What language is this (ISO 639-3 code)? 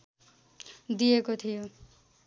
nep